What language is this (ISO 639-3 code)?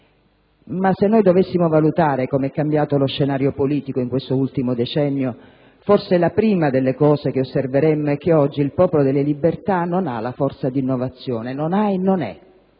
ita